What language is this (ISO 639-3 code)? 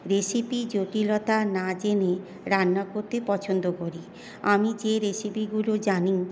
ben